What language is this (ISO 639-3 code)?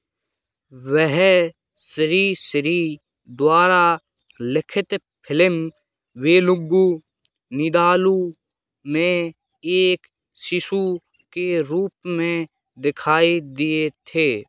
hin